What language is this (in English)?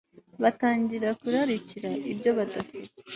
Kinyarwanda